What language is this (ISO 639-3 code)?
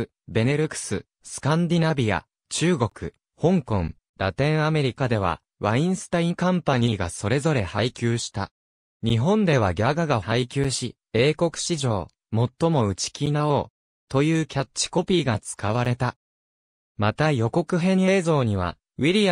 jpn